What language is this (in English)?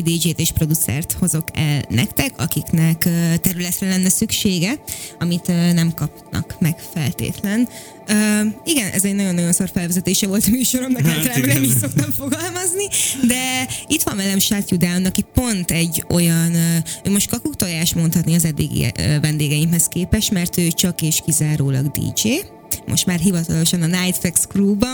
Hungarian